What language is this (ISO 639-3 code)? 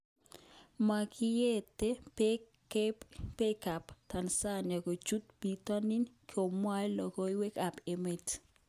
kln